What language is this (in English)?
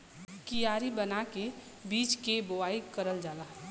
Bhojpuri